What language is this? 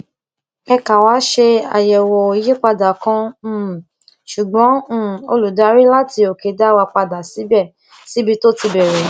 Yoruba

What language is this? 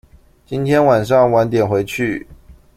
Chinese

